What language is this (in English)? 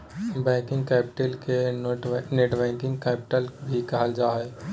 Magahi